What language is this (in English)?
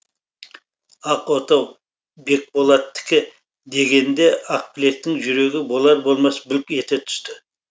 Kazakh